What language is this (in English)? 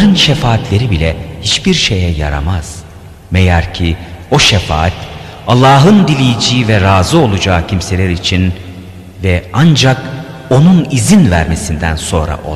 Turkish